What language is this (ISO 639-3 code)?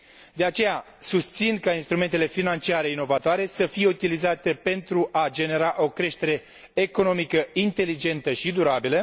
ron